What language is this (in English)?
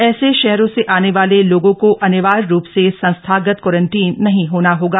Hindi